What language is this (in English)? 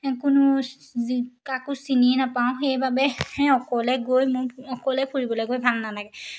Assamese